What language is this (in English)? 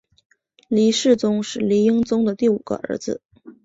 Chinese